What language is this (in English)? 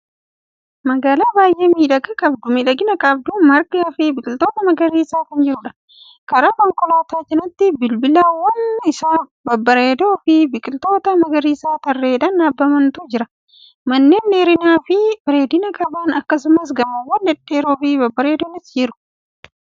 Oromo